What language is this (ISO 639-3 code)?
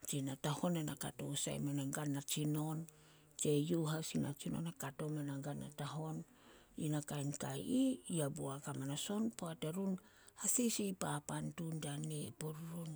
sol